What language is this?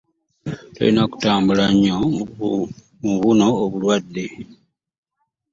Ganda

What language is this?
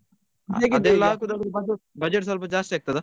Kannada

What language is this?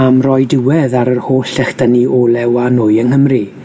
Welsh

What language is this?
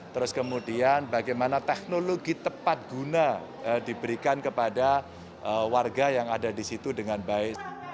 Indonesian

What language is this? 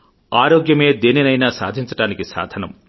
Telugu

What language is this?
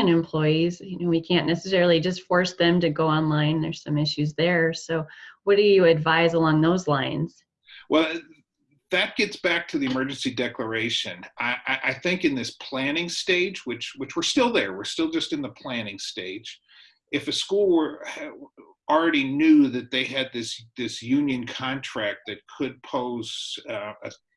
English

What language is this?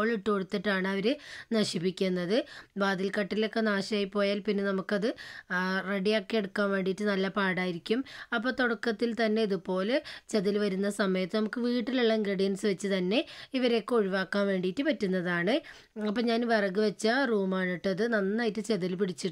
Malayalam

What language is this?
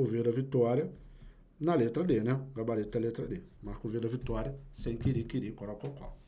Portuguese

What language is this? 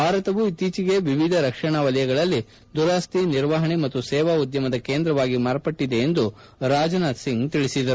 Kannada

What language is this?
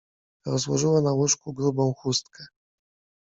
Polish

